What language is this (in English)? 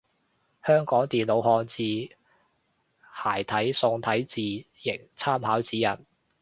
Cantonese